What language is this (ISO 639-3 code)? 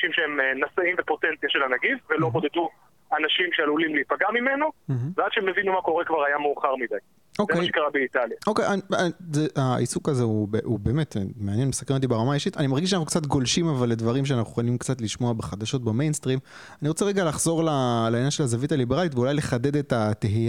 heb